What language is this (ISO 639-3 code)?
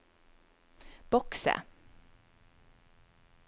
nor